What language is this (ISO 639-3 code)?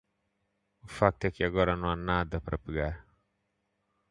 por